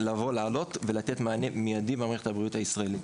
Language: Hebrew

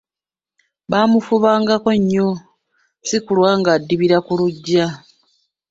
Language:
Ganda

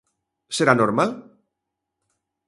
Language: Galician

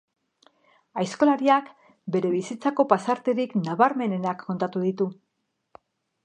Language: Basque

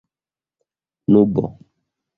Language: Esperanto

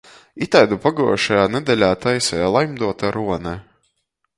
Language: Latgalian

